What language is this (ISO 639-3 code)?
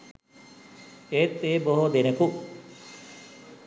sin